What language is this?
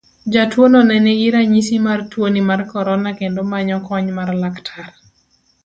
Luo (Kenya and Tanzania)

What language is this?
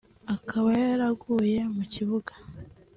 Kinyarwanda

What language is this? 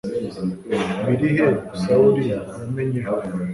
Kinyarwanda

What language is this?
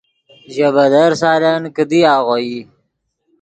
Yidgha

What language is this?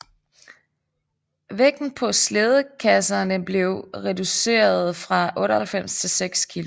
Danish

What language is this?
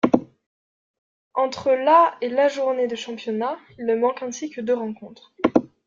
French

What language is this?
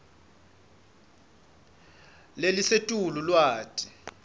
Swati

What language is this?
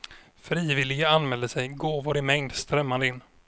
Swedish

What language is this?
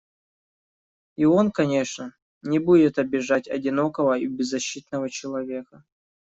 Russian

